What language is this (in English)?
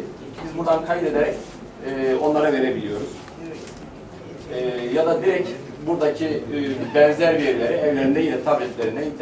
Turkish